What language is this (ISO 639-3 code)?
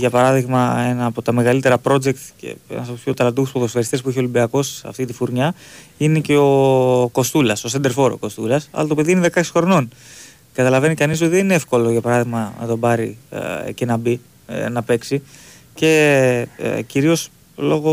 ell